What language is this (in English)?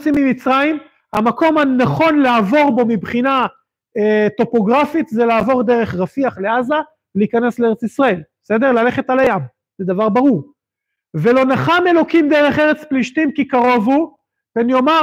Hebrew